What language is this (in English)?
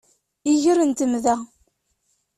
Kabyle